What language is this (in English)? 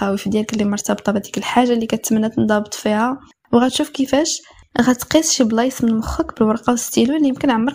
Arabic